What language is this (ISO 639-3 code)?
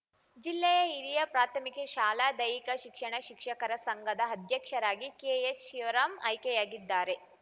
kan